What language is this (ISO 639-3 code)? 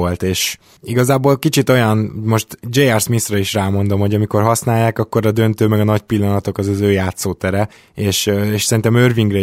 hun